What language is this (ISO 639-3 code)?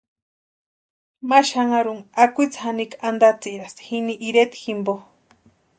pua